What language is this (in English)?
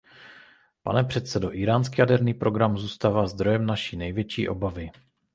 Czech